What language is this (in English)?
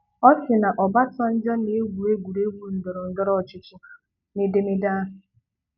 Igbo